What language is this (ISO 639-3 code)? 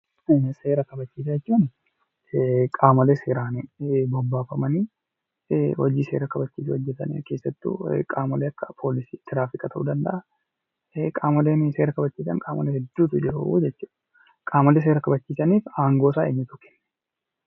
orm